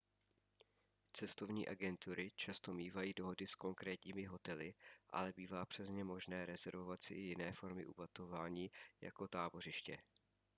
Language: Czech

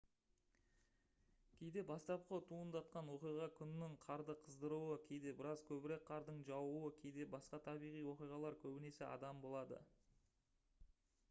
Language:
Kazakh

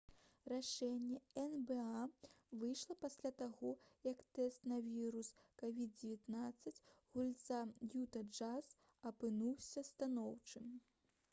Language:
Belarusian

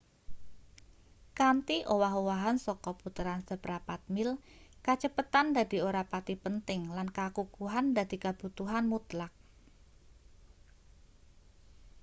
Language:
Javanese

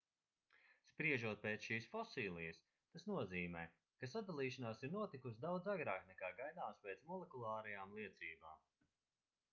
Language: Latvian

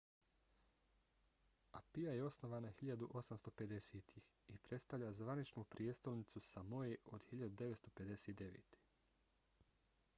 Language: Bosnian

